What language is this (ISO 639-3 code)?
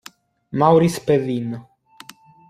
ita